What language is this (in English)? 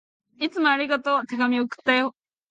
Japanese